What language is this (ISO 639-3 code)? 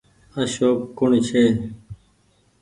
gig